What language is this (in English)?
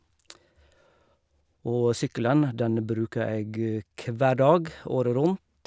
Norwegian